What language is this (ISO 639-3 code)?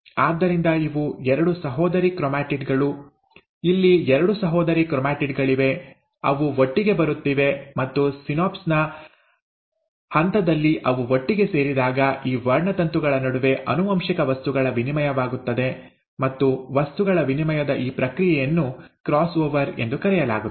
kan